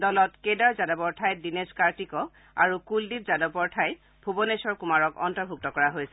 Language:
Assamese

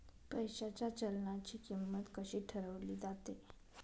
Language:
Marathi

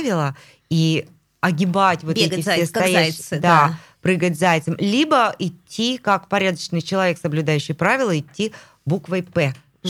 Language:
Russian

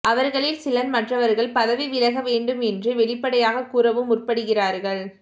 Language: Tamil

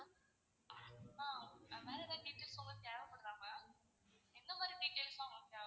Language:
Tamil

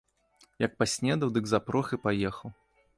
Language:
Belarusian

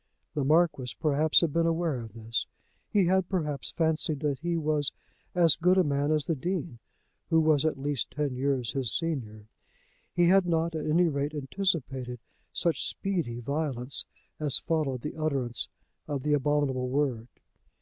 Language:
English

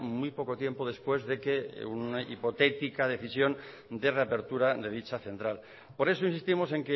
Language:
Spanish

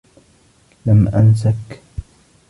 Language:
Arabic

